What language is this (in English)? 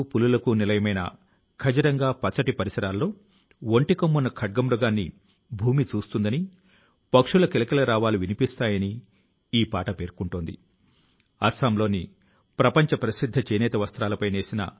Telugu